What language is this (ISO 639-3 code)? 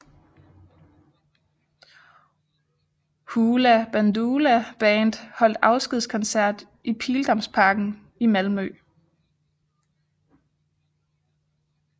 dan